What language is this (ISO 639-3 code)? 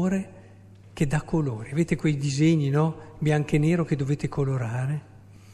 ita